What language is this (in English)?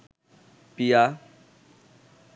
Bangla